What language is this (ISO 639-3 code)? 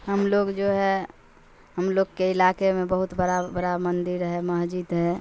urd